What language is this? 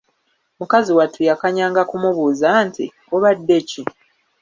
Ganda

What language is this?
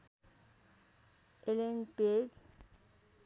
Nepali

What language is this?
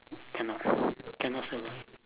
English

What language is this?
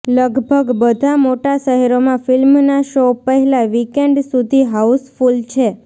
Gujarati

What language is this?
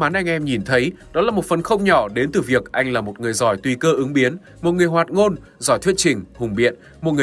Vietnamese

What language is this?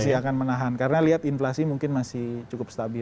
Indonesian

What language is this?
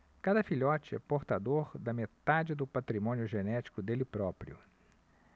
Portuguese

